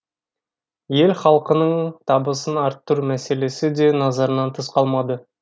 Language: Kazakh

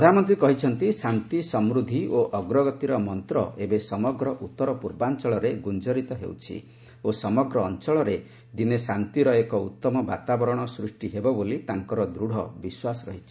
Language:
Odia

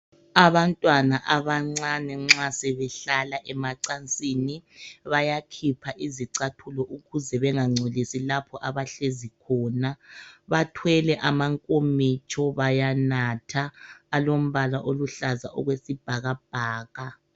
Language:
North Ndebele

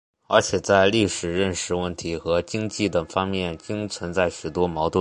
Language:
Chinese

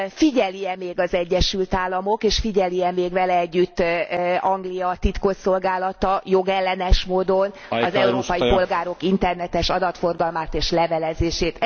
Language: Hungarian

